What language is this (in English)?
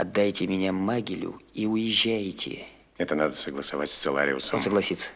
Russian